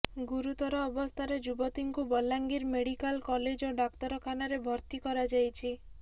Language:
Odia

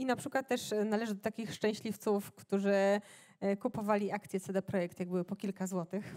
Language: Polish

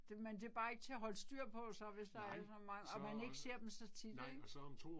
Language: Danish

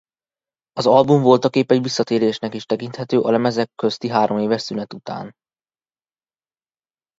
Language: Hungarian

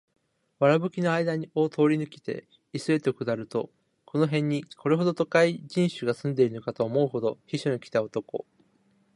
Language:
Japanese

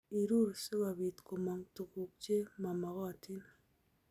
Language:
Kalenjin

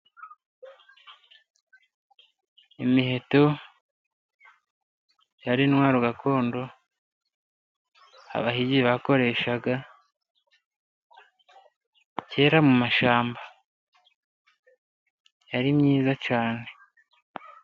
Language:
Kinyarwanda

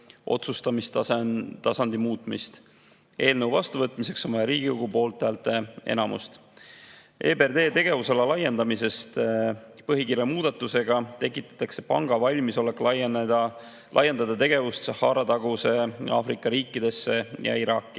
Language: Estonian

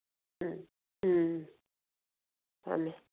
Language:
Manipuri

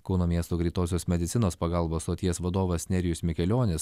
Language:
Lithuanian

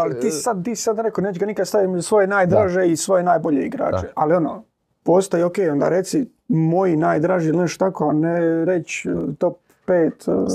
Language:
Croatian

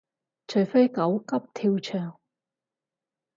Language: Cantonese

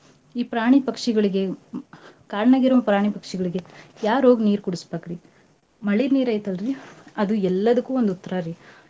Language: Kannada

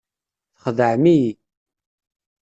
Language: Kabyle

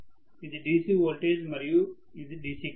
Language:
Telugu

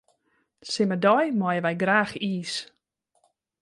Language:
Western Frisian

